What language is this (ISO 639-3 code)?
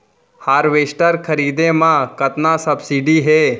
hne